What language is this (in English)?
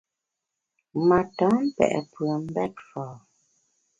Bamun